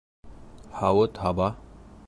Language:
Bashkir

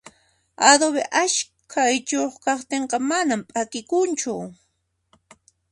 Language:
Puno Quechua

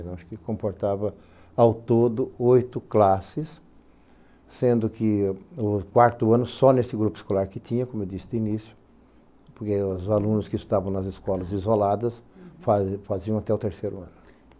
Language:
Portuguese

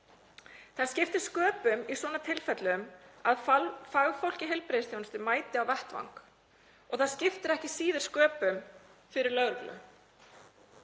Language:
Icelandic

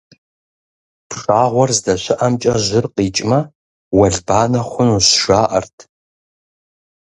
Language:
Kabardian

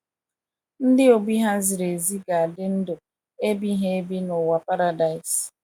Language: Igbo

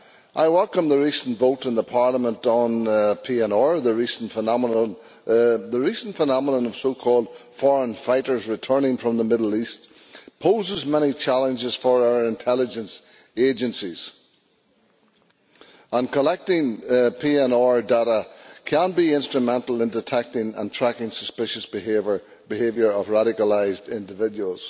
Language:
English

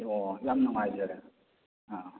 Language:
Manipuri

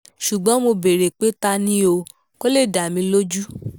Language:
Yoruba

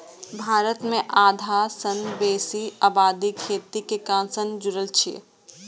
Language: Maithili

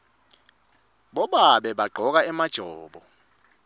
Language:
Swati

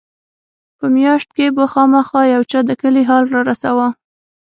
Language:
Pashto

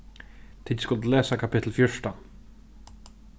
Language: Faroese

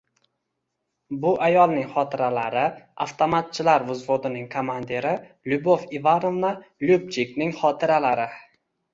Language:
Uzbek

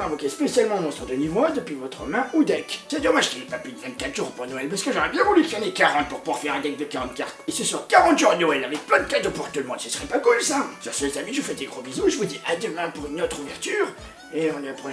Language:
French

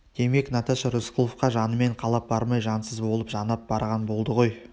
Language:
Kazakh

